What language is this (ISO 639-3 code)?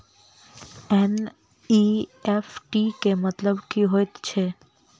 mai